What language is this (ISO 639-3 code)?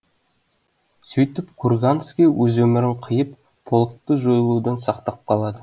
kaz